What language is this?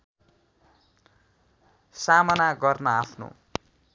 Nepali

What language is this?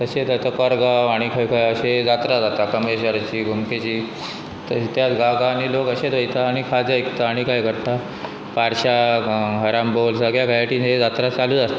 Konkani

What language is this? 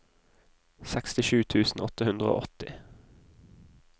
Norwegian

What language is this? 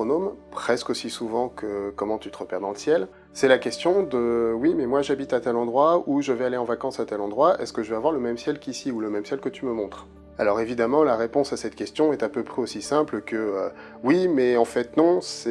French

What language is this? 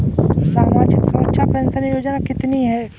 Hindi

